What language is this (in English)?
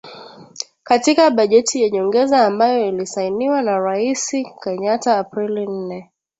Swahili